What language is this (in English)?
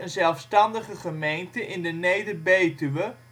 Dutch